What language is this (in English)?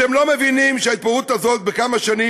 Hebrew